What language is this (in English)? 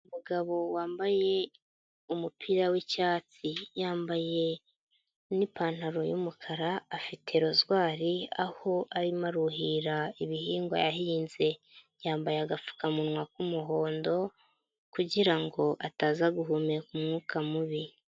Kinyarwanda